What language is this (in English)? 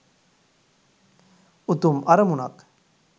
Sinhala